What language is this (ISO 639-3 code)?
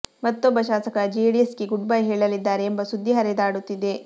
kan